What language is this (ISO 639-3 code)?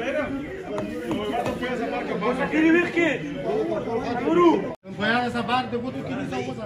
ara